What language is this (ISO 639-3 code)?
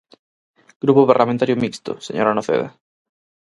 glg